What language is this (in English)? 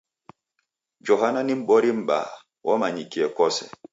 Taita